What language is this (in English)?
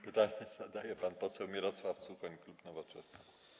Polish